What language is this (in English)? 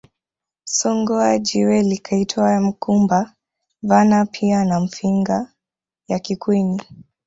Swahili